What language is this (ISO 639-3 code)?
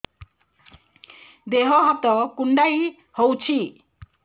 ori